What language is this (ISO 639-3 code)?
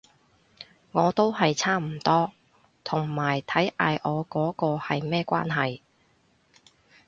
yue